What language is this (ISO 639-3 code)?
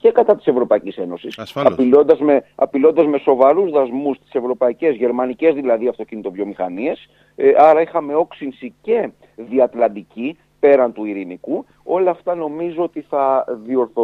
ell